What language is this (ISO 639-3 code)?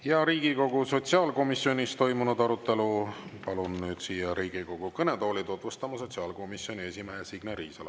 est